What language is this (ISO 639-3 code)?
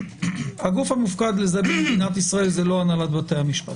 heb